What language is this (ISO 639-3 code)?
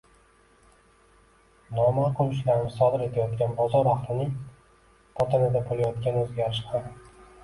uzb